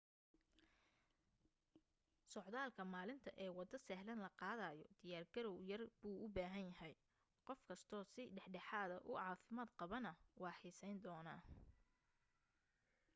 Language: Somali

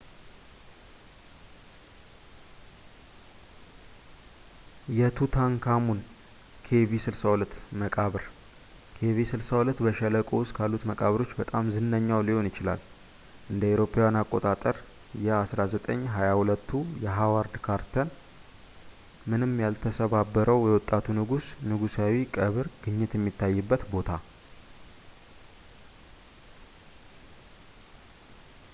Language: Amharic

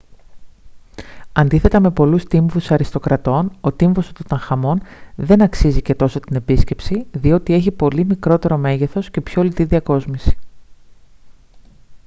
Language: Greek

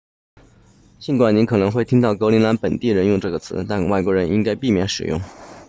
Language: Chinese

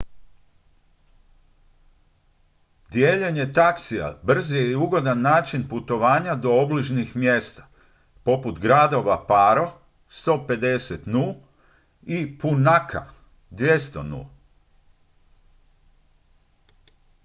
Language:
Croatian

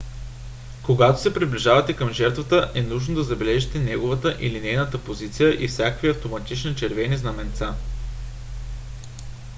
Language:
Bulgarian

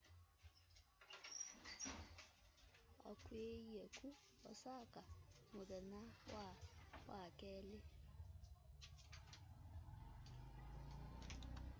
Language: Kamba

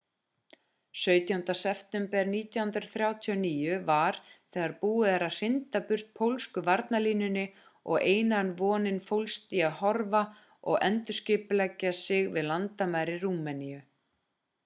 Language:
Icelandic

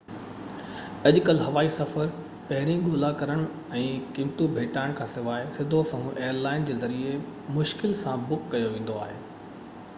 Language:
Sindhi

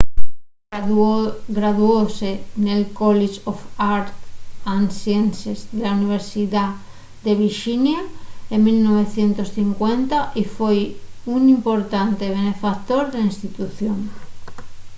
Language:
Asturian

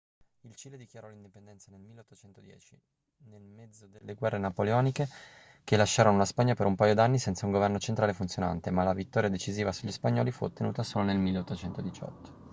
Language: Italian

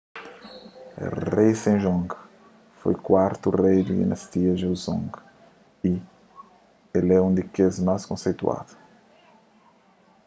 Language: Kabuverdianu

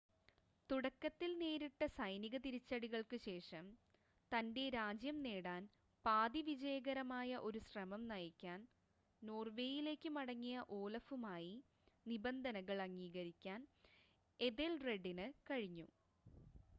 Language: Malayalam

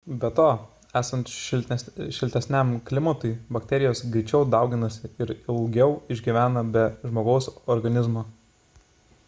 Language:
Lithuanian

